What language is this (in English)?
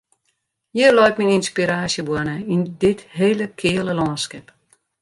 Western Frisian